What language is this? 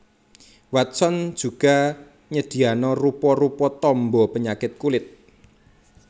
Javanese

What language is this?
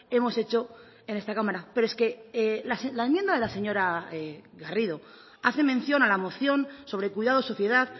Spanish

